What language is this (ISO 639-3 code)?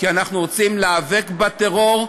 heb